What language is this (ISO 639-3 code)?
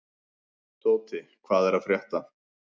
isl